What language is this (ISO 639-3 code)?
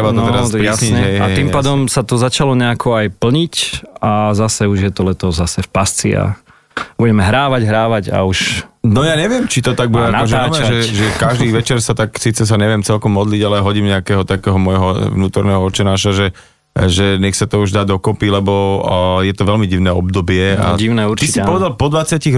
slk